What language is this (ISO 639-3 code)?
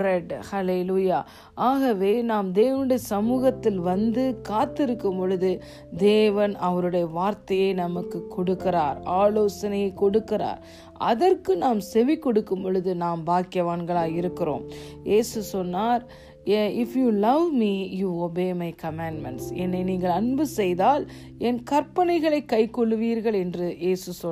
tam